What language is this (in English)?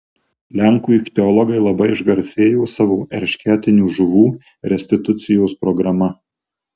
Lithuanian